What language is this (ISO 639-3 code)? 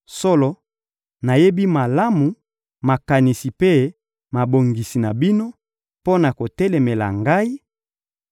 lin